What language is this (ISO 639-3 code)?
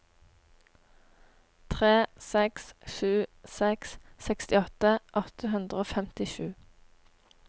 nor